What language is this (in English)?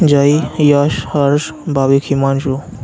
Gujarati